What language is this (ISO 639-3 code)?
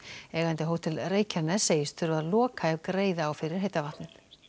isl